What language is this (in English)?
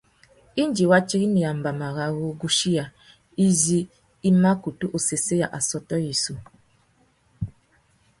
Tuki